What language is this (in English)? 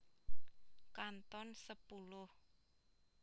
Javanese